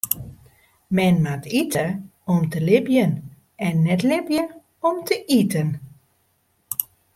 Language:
Western Frisian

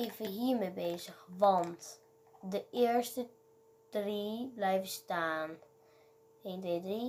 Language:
Dutch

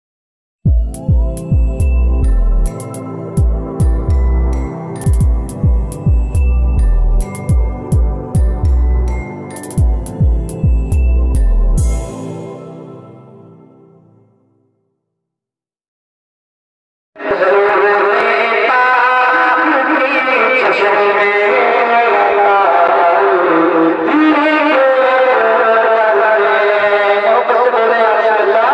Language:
Arabic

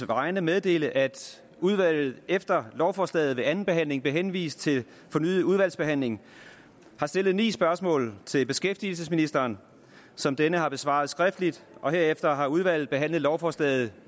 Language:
Danish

